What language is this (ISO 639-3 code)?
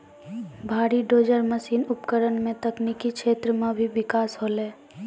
mai